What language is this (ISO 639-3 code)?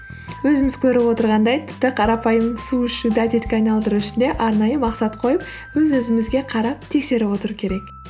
kaz